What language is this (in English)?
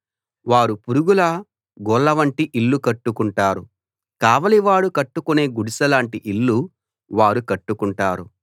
Telugu